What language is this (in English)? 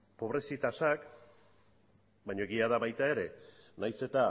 Basque